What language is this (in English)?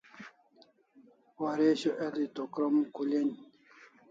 Kalasha